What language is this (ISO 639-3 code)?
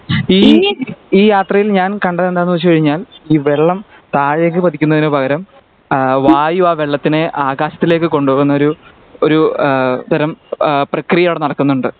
mal